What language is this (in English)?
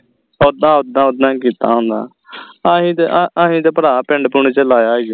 Punjabi